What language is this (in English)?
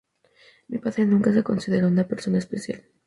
Spanish